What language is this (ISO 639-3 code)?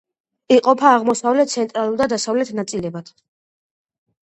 kat